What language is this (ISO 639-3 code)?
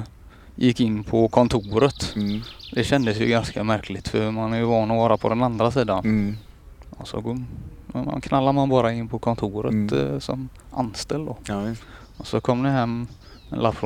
swe